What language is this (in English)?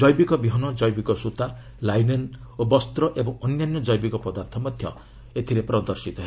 Odia